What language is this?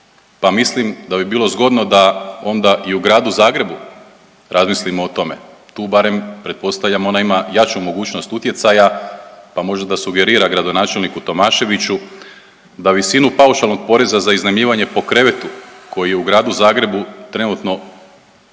Croatian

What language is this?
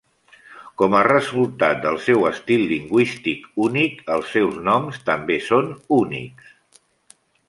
Catalan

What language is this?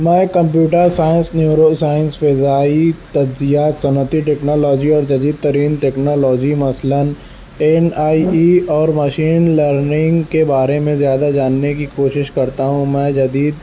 Urdu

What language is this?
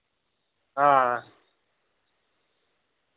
Dogri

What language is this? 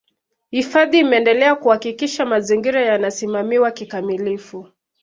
Swahili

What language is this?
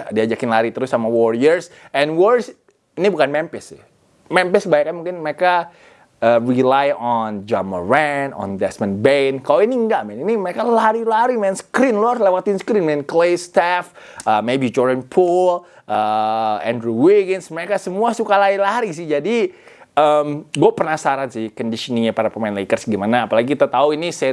Indonesian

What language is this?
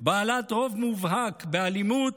Hebrew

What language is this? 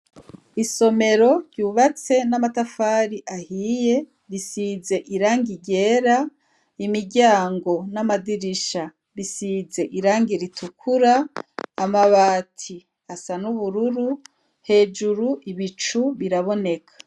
Rundi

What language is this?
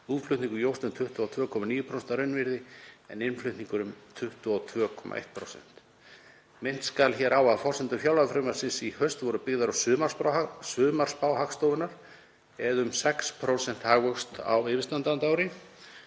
Icelandic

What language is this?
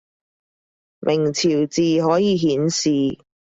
Cantonese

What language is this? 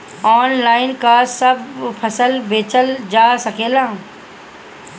Bhojpuri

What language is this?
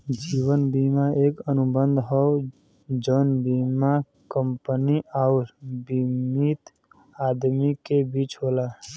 Bhojpuri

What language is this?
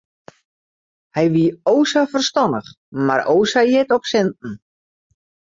Western Frisian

